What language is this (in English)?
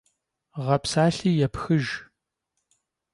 Kabardian